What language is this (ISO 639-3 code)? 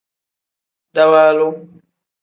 kdh